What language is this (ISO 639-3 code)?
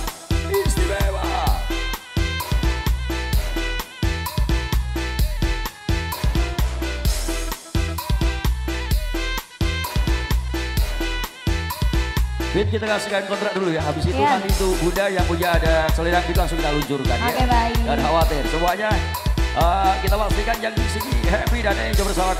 ind